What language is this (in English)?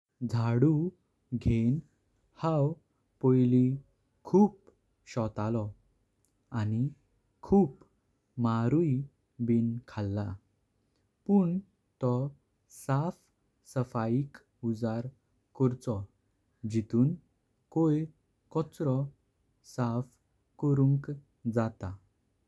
Konkani